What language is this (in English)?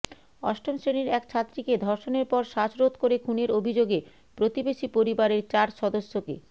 Bangla